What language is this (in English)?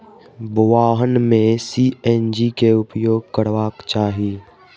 Maithili